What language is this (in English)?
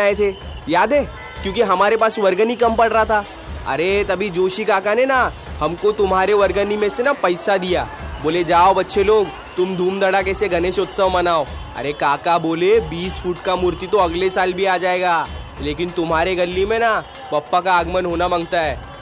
Hindi